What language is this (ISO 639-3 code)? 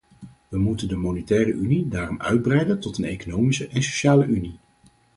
nld